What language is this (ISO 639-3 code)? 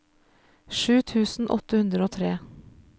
nor